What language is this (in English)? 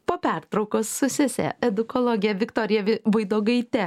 Lithuanian